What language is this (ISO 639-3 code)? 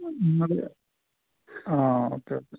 mal